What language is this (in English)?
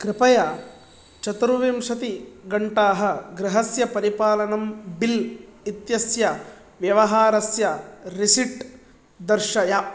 Sanskrit